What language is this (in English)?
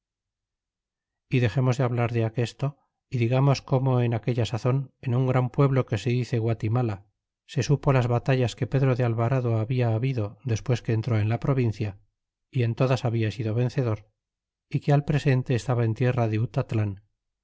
Spanish